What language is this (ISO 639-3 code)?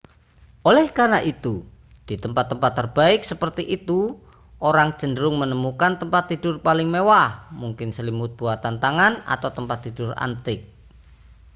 ind